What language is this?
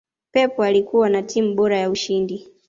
Swahili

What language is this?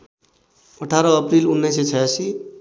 Nepali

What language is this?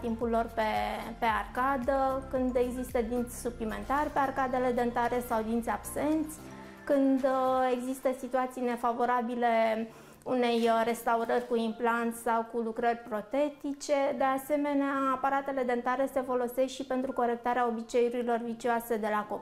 Romanian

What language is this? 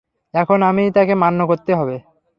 Bangla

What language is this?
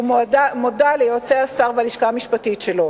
Hebrew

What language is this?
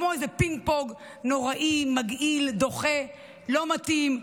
Hebrew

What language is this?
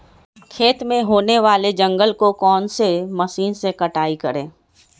Magahi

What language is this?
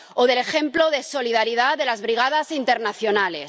Spanish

